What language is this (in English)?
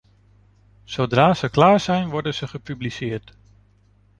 Dutch